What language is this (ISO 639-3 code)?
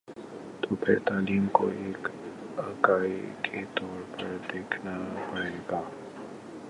urd